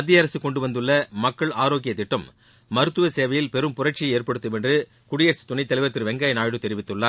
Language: Tamil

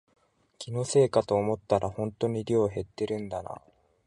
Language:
Japanese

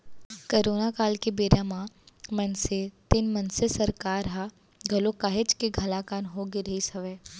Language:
Chhattisgarhi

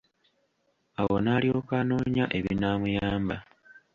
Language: Ganda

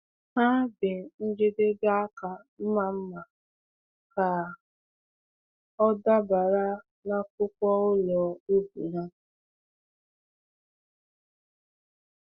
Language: Igbo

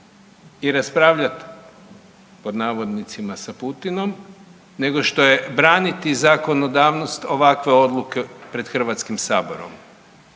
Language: Croatian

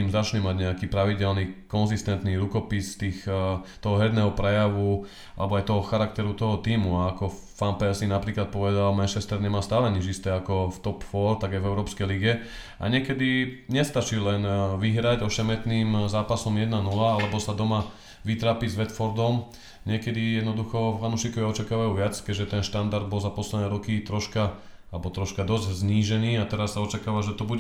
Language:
Slovak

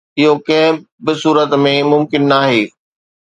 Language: Sindhi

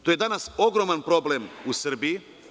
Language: Serbian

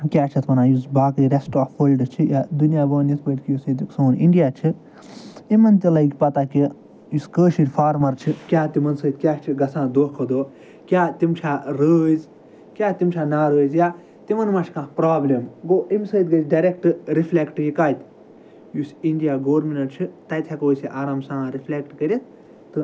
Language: Kashmiri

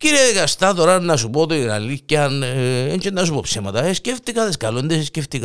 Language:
Greek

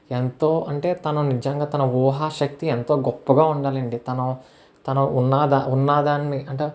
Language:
Telugu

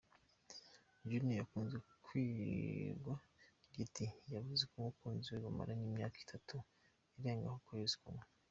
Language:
Kinyarwanda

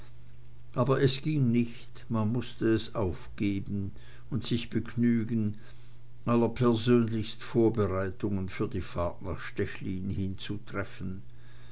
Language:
German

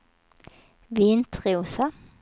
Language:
Swedish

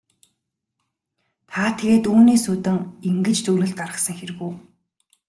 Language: Mongolian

